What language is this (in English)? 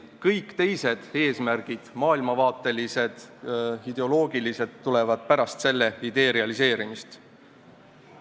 Estonian